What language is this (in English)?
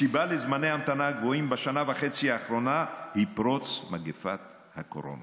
Hebrew